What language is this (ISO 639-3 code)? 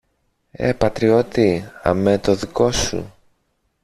ell